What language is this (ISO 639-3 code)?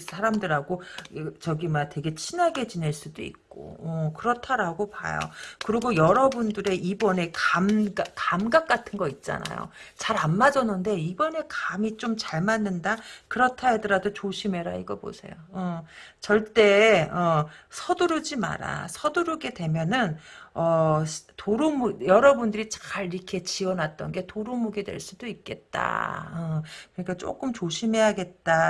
kor